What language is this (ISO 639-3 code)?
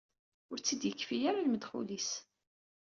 kab